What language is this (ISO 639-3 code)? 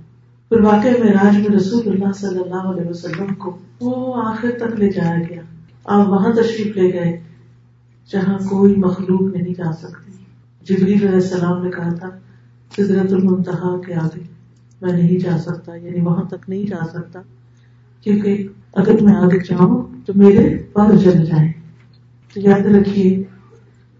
urd